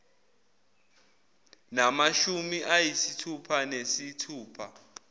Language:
Zulu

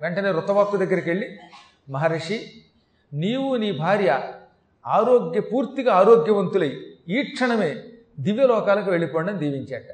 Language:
Telugu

